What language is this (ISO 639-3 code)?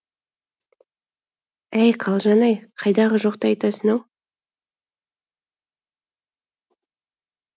kaz